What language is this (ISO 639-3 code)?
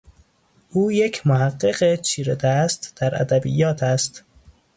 fas